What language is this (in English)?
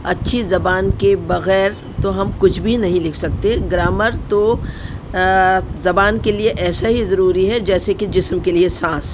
Urdu